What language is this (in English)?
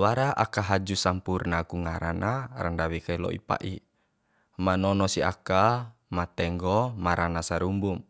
Bima